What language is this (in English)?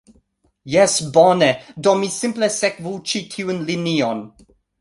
Esperanto